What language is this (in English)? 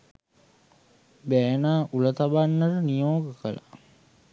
Sinhala